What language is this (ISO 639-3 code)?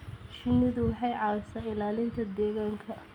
som